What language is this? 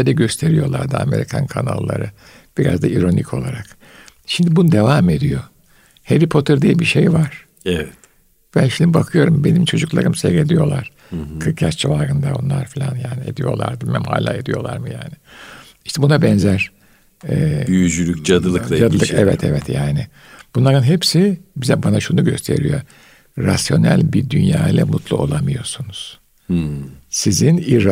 Turkish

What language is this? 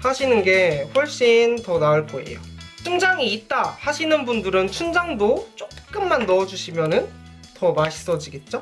Korean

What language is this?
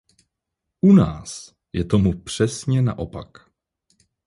Czech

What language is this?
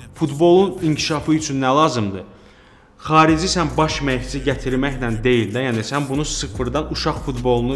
Turkish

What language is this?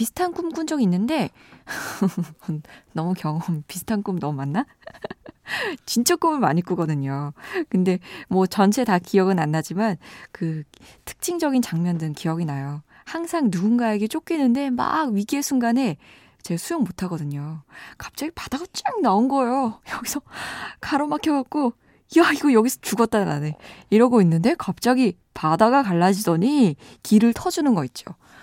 Korean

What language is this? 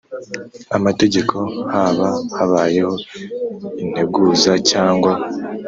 Kinyarwanda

